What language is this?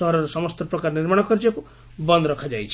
Odia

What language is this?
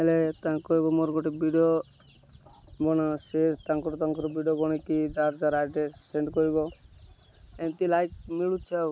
Odia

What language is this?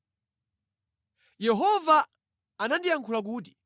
Nyanja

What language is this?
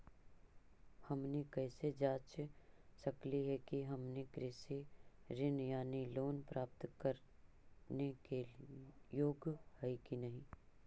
Magahi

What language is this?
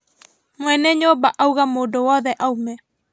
Kikuyu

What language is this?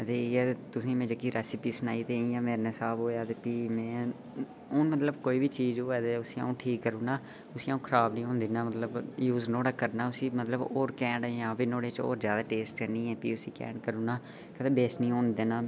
Dogri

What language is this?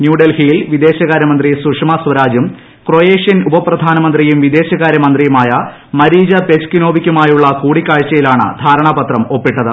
Malayalam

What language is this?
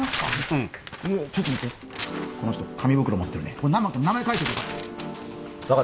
Japanese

